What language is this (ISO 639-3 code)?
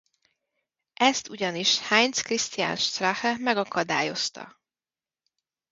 hun